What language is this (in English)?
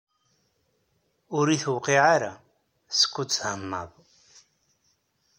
Kabyle